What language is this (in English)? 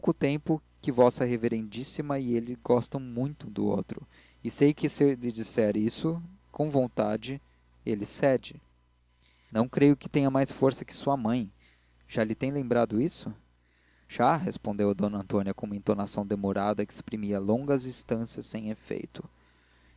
Portuguese